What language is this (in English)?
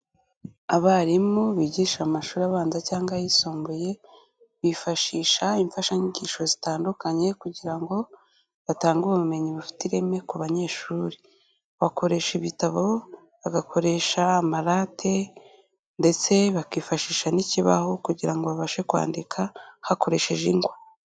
Kinyarwanda